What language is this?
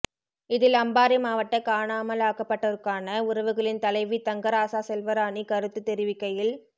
Tamil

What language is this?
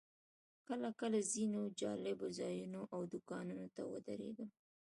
Pashto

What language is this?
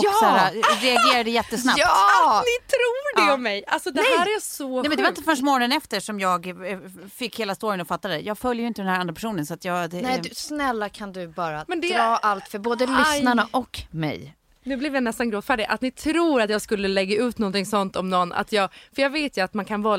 Swedish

